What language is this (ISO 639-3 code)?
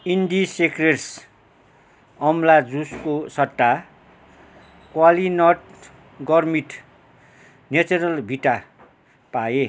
nep